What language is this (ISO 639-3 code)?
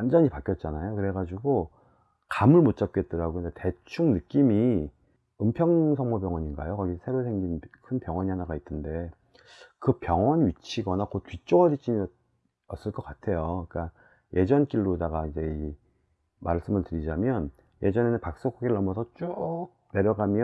kor